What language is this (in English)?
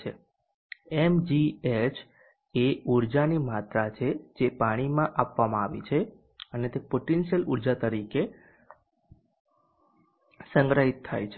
Gujarati